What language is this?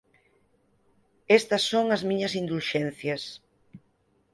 Galician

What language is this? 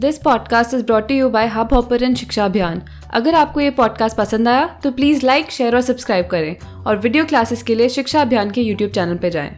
Hindi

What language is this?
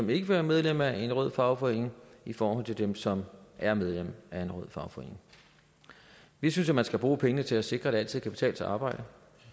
Danish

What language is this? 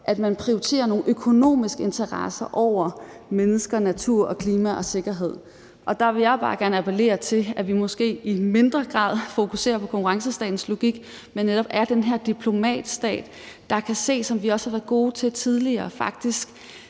Danish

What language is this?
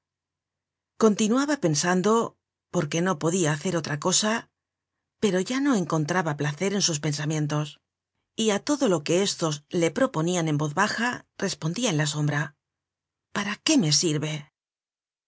Spanish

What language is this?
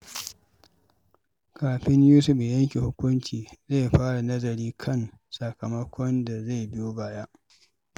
Hausa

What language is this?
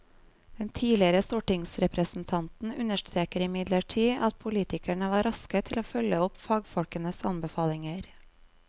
Norwegian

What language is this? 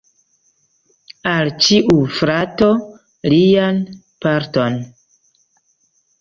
Esperanto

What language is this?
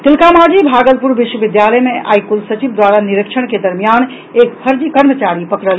Maithili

